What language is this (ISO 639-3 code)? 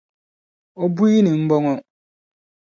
dag